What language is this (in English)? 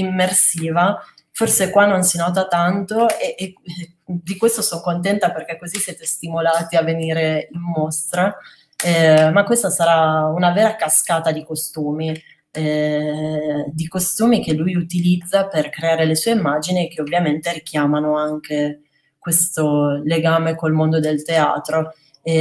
Italian